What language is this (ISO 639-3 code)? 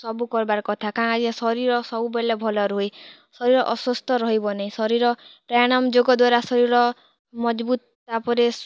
ori